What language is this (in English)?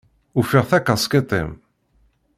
Kabyle